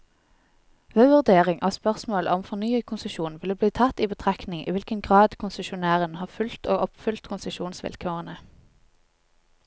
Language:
Norwegian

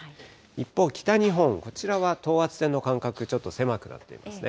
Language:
Japanese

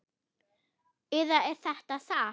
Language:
Icelandic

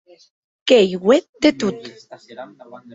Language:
Occitan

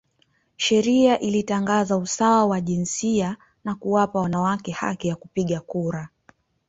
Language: Swahili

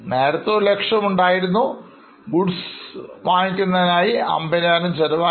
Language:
Malayalam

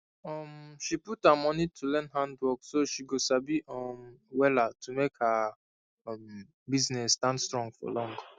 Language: Nigerian Pidgin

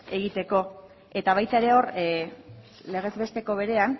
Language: Basque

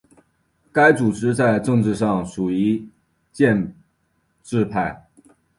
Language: Chinese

